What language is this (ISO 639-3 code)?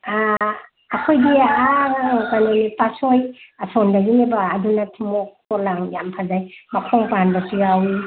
mni